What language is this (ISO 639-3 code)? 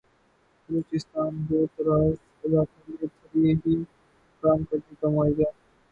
urd